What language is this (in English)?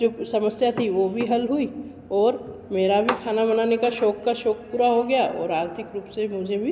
Hindi